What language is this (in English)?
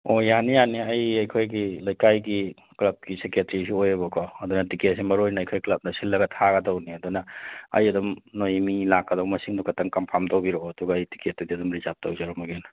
Manipuri